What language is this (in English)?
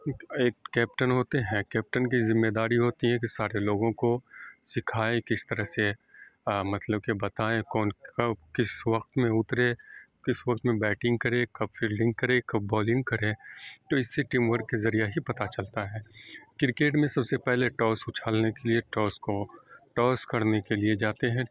Urdu